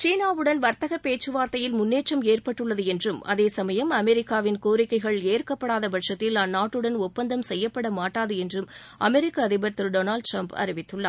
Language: Tamil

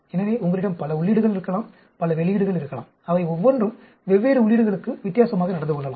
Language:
Tamil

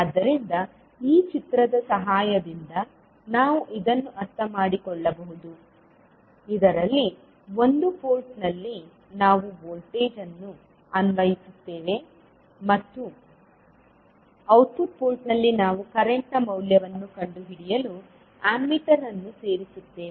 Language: Kannada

